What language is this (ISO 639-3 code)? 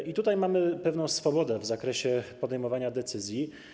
pol